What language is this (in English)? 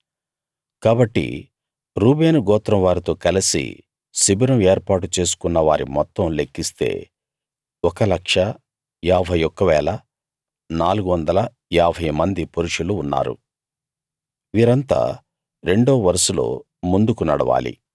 Telugu